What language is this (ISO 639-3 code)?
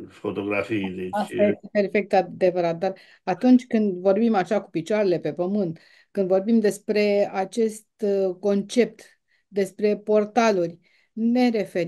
ron